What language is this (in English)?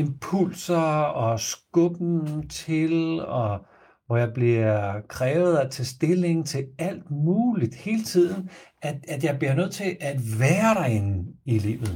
Danish